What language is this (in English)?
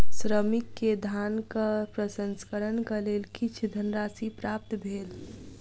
Maithili